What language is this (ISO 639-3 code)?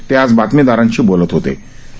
mar